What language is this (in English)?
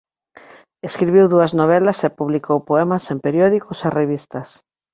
Galician